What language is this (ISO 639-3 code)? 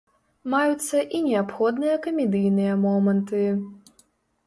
bel